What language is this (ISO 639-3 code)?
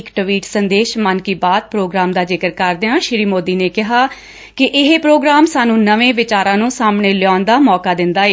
pan